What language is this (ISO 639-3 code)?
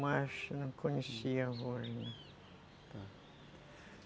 por